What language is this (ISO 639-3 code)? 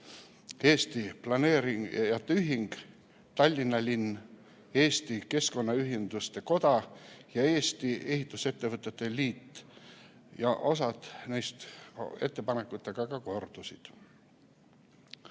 est